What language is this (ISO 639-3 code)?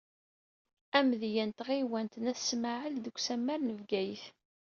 kab